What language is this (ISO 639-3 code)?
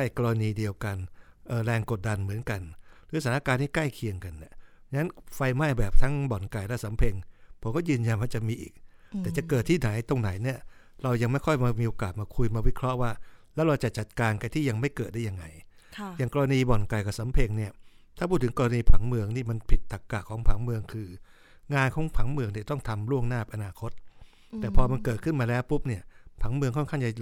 tha